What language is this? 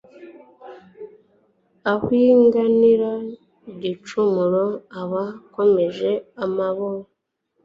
Kinyarwanda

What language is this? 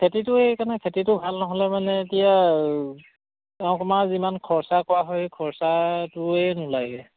Assamese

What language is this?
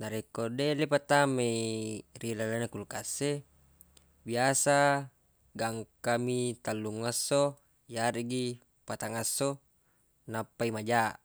Buginese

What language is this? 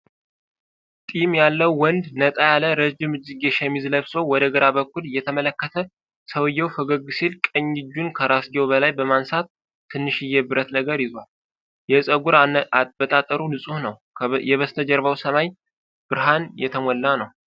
Amharic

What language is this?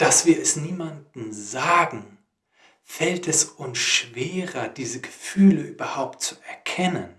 German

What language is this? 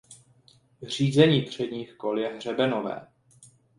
Czech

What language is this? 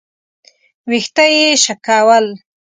Pashto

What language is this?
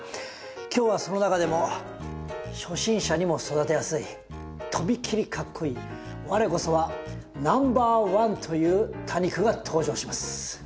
Japanese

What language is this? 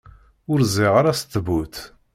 Kabyle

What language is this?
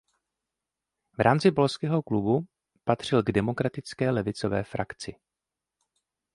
Czech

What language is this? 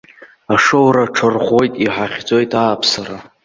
Abkhazian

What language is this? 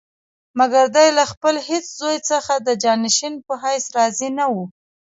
Pashto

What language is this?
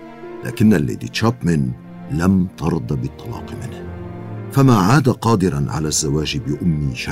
Arabic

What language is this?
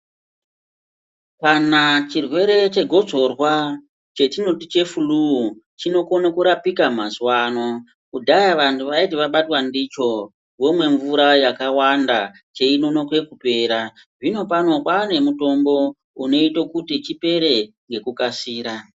Ndau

